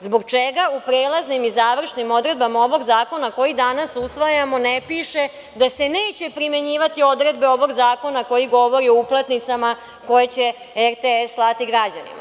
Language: Serbian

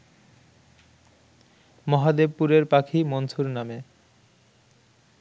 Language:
Bangla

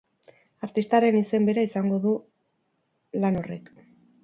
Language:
Basque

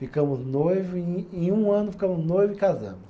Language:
Portuguese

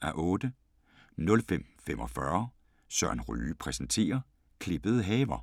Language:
Danish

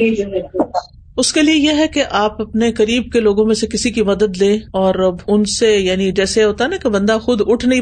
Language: Urdu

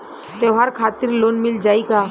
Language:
Bhojpuri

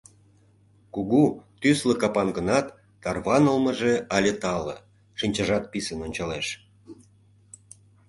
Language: Mari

